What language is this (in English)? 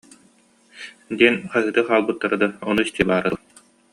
Yakut